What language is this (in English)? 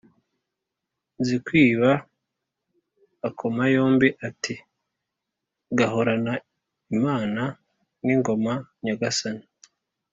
Kinyarwanda